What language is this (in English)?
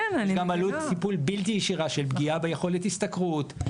Hebrew